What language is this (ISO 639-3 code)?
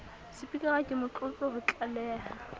sot